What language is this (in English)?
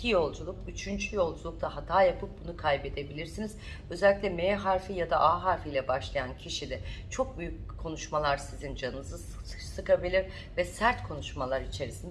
Turkish